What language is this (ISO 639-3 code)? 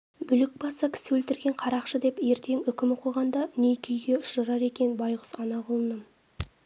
kaz